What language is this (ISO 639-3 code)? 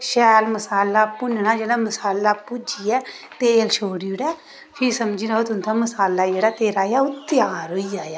doi